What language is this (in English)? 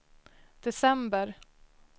Swedish